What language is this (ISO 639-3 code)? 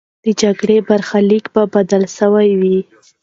pus